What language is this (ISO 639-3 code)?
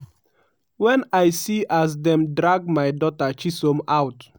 pcm